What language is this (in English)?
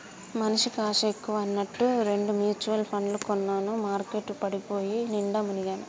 Telugu